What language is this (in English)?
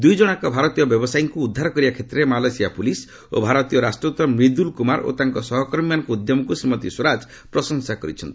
Odia